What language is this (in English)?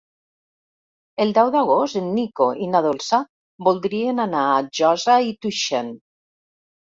Catalan